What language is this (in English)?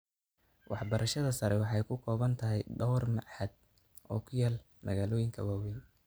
Somali